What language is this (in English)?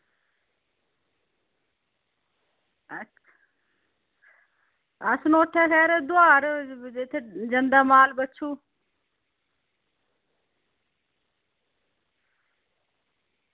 Dogri